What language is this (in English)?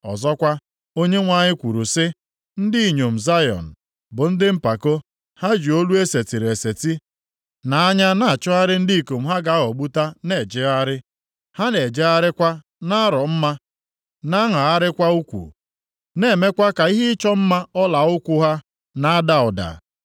Igbo